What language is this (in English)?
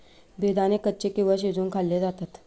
Marathi